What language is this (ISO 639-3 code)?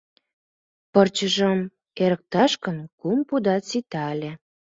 chm